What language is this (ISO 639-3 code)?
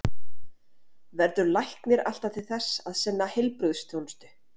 isl